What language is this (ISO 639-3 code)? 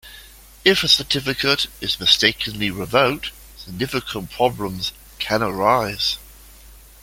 eng